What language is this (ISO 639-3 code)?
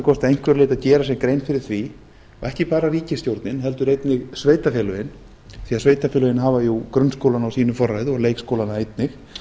isl